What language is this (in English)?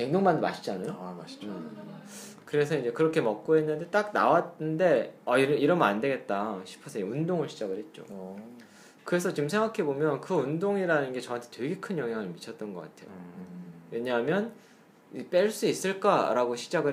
Korean